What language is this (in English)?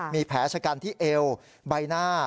Thai